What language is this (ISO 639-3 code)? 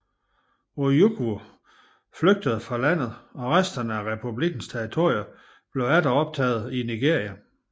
dan